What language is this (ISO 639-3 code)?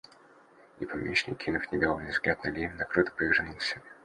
rus